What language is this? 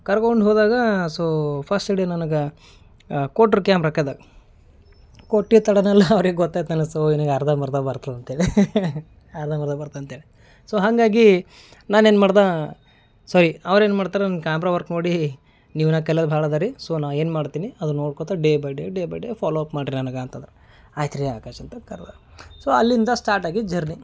Kannada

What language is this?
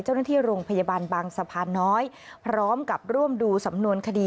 Thai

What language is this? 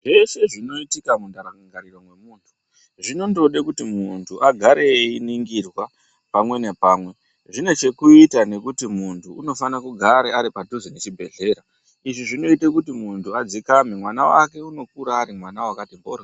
Ndau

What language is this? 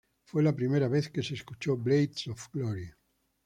Spanish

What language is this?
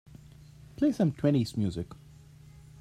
English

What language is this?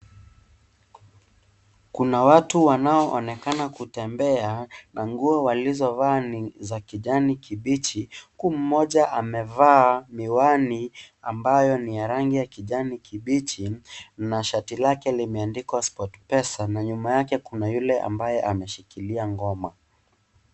Swahili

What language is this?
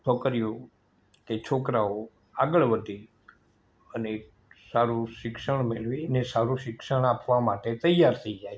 Gujarati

